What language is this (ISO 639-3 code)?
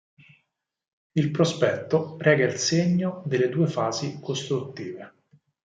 ita